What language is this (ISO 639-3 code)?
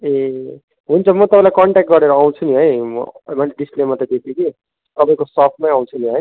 nep